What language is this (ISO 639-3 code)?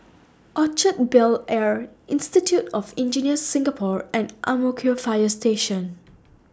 eng